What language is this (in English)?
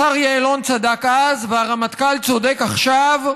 Hebrew